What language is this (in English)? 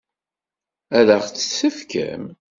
Kabyle